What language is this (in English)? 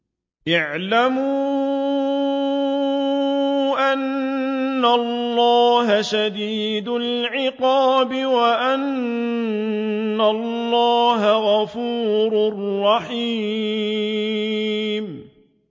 Arabic